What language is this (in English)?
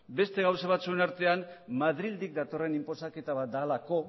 Basque